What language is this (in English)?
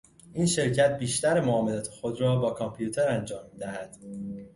Persian